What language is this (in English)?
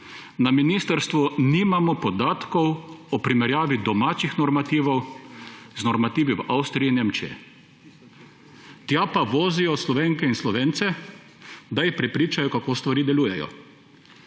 Slovenian